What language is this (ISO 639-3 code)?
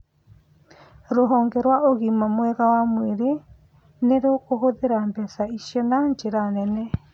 kik